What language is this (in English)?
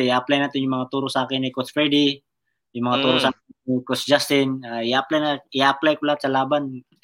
Filipino